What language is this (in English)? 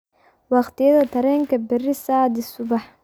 Somali